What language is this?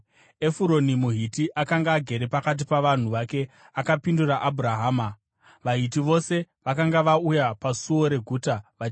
Shona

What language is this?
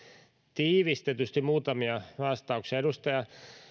Finnish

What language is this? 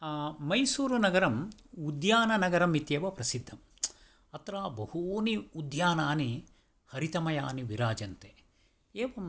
Sanskrit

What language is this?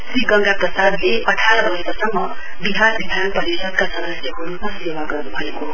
Nepali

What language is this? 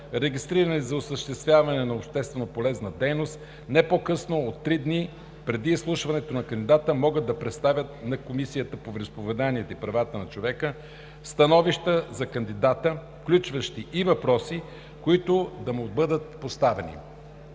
Bulgarian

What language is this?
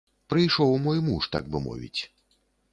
Belarusian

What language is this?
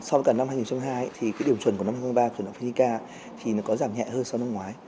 Vietnamese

